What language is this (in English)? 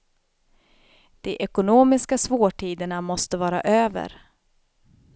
Swedish